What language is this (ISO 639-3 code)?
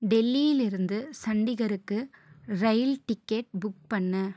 tam